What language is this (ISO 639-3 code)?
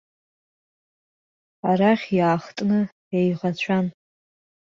abk